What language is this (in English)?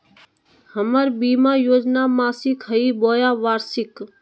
Magahi